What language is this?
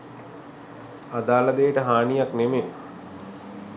Sinhala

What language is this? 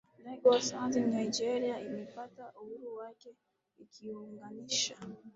Swahili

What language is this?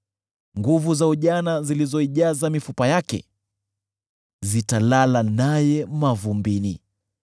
Swahili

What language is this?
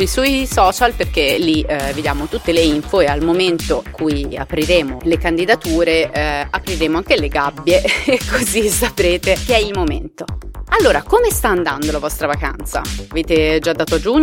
Italian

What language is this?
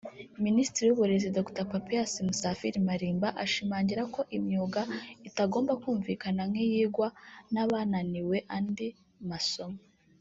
Kinyarwanda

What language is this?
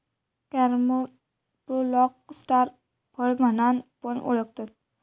Marathi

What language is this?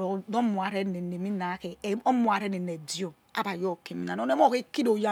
Yekhee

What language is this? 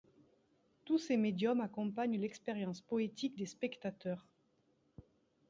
French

